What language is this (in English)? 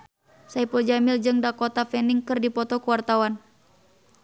Sundanese